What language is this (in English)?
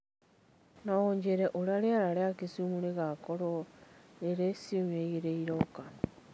Kikuyu